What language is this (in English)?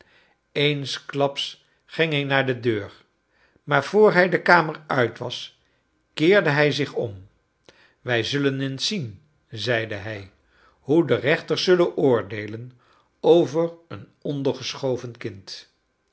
Dutch